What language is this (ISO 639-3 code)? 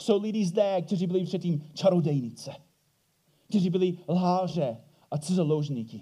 ces